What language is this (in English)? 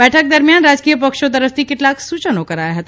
Gujarati